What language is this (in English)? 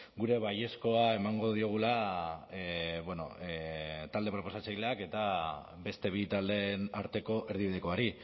Basque